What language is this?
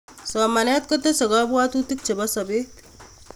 Kalenjin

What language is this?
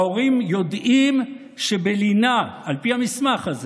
Hebrew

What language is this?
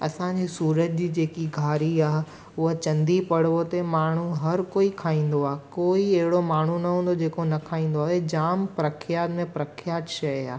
Sindhi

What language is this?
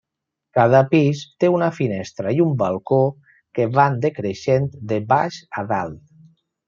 Catalan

